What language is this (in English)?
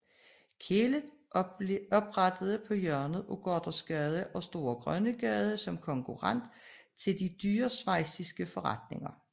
Danish